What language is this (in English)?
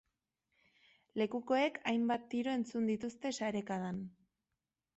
Basque